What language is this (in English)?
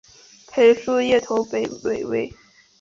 Chinese